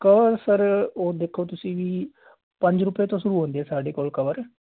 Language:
Punjabi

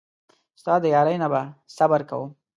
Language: Pashto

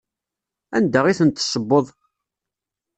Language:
Kabyle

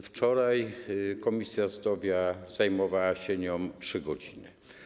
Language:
Polish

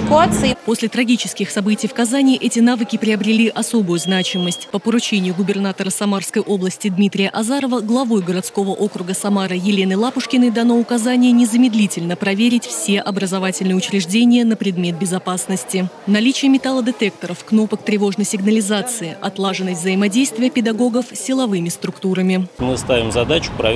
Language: Russian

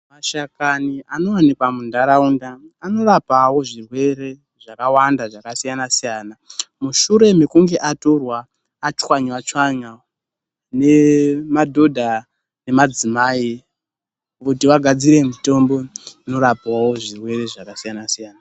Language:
Ndau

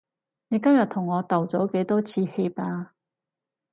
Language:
Cantonese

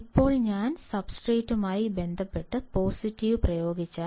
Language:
Malayalam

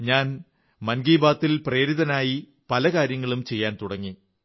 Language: Malayalam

